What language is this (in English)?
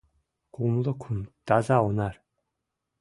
Mari